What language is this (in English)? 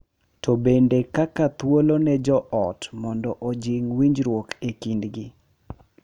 Luo (Kenya and Tanzania)